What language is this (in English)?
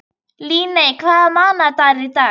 Icelandic